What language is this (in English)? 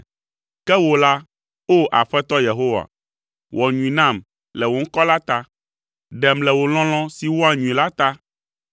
Ewe